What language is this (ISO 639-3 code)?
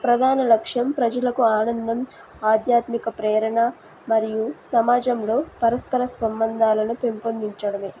tel